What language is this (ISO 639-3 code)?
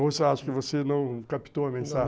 por